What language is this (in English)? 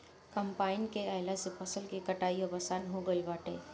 Bhojpuri